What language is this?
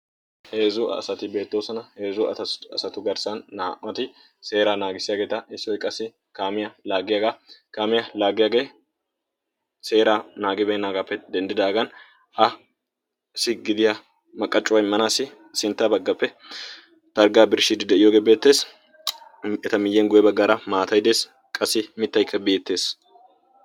Wolaytta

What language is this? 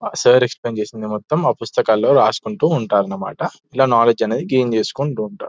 Telugu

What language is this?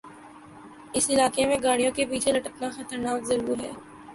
Urdu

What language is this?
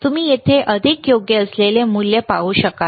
Marathi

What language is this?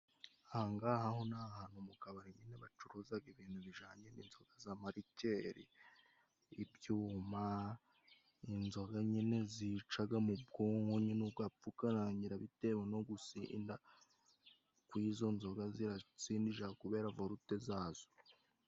Kinyarwanda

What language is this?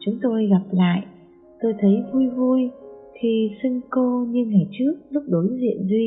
Vietnamese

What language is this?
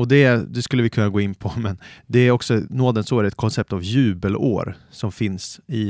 Swedish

